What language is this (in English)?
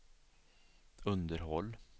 Swedish